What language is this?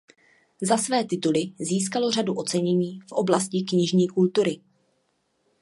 Czech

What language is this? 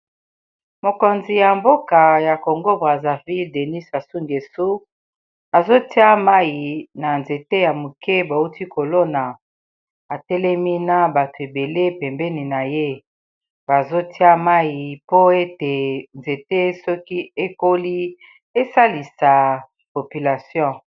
Lingala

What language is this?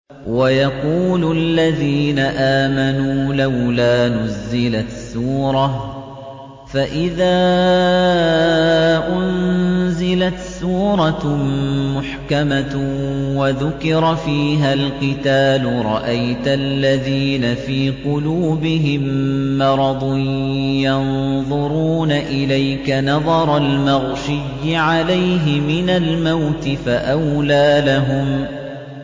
Arabic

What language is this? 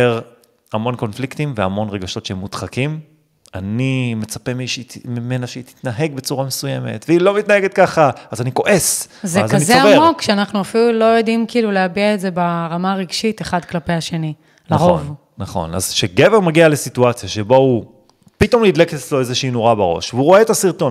Hebrew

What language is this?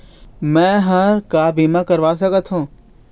Chhattisgarhi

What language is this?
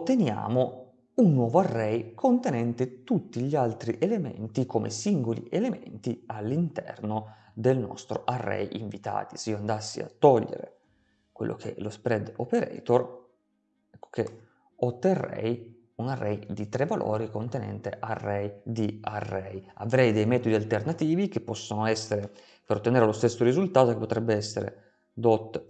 Italian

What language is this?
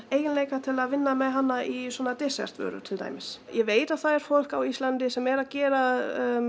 Icelandic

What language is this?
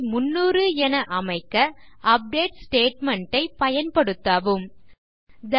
Tamil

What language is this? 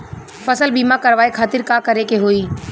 Bhojpuri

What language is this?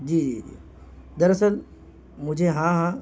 Urdu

